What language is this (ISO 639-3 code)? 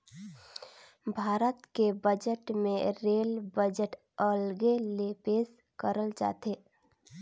hne